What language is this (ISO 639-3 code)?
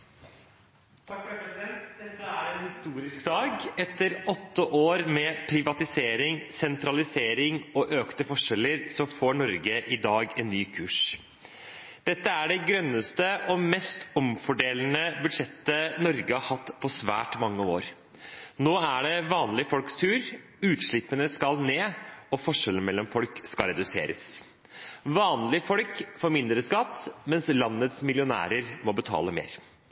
nor